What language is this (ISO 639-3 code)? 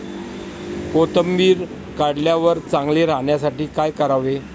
mar